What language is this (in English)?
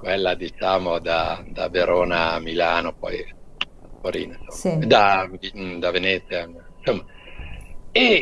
Italian